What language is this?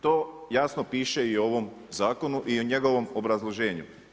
Croatian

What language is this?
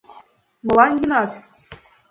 Mari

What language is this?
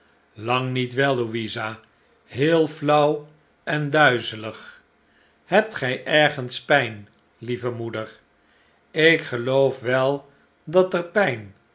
Dutch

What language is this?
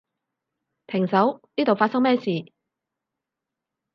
Cantonese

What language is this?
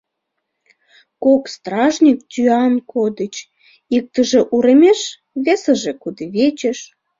Mari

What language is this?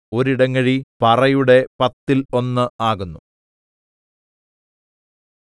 Malayalam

